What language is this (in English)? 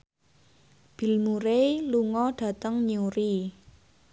Javanese